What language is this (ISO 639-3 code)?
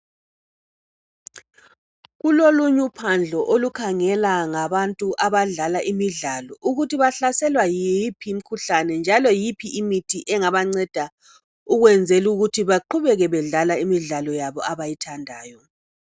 nde